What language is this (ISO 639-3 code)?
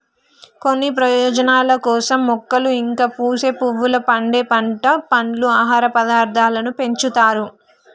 tel